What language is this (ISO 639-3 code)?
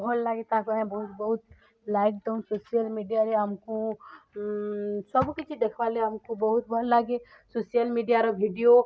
ori